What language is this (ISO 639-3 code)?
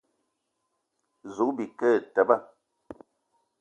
eto